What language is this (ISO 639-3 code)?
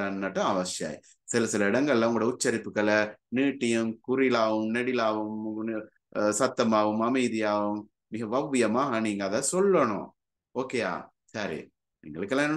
tam